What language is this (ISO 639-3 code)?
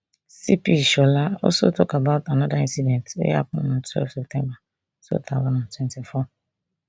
pcm